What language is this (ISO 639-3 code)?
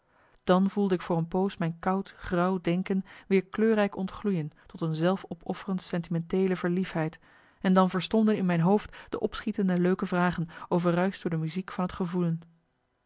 nld